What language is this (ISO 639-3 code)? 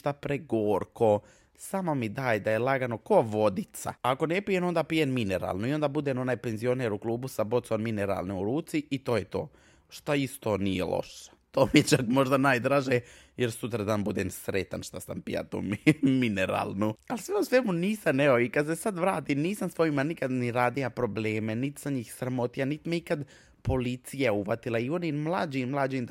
hrv